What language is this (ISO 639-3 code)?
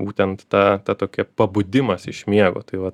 lit